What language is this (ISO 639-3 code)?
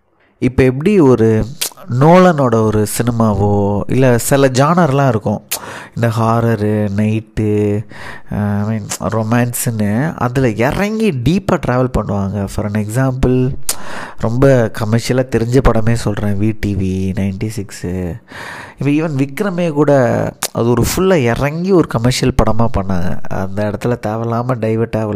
tam